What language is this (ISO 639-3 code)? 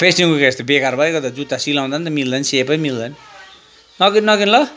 nep